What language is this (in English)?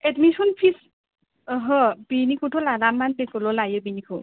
Bodo